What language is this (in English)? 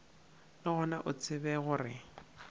Northern Sotho